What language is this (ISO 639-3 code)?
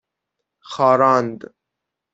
fas